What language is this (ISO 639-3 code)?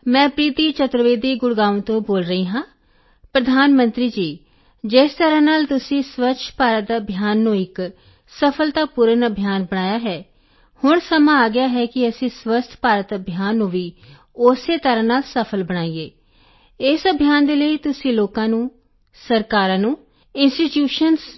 pan